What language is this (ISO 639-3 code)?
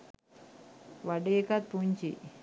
sin